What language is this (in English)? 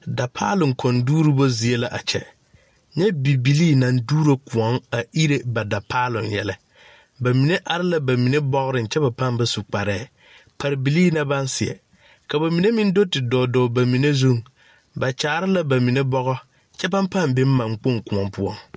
Southern Dagaare